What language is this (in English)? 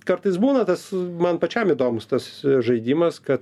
Lithuanian